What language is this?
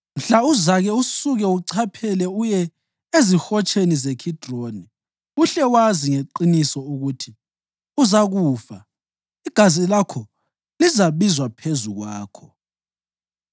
North Ndebele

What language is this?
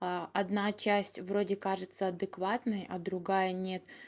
Russian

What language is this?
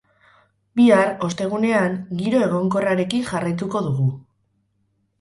Basque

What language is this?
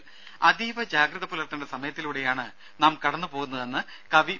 Malayalam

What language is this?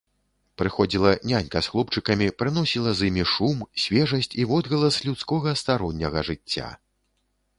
Belarusian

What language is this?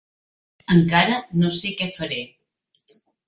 Catalan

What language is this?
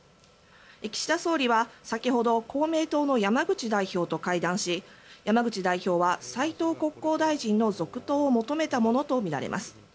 Japanese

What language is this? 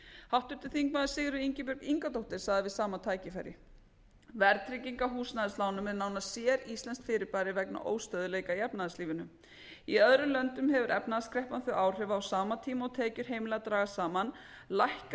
Icelandic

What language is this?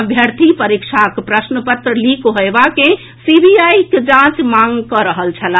Maithili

